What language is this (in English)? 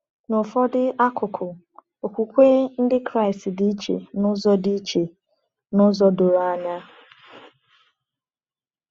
Igbo